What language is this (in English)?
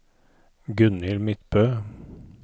Norwegian